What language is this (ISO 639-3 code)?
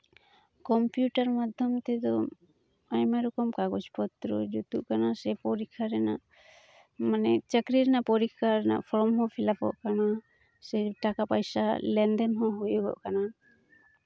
sat